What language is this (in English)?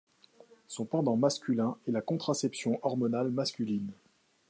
French